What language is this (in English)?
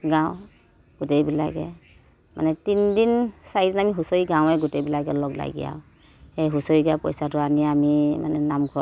Assamese